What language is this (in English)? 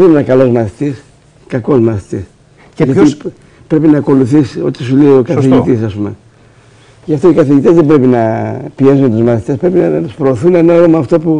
Greek